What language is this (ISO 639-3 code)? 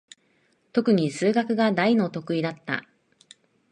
jpn